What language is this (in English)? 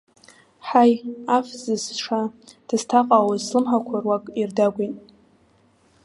Abkhazian